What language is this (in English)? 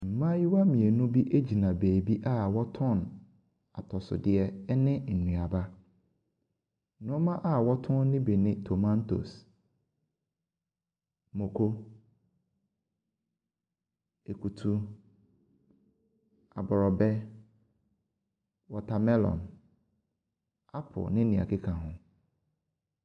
Akan